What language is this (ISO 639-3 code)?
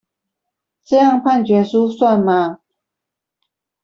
zho